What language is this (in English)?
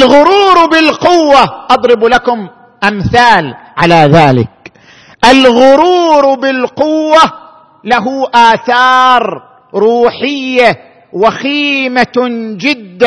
Arabic